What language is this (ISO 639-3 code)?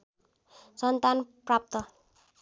nep